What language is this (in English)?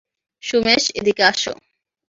Bangla